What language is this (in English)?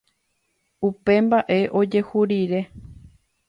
Guarani